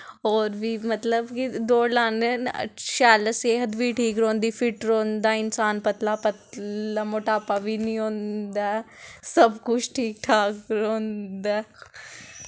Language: Dogri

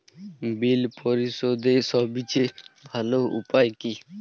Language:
Bangla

